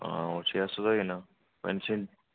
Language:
Dogri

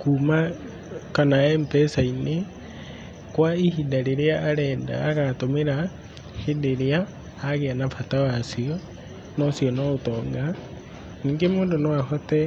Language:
Kikuyu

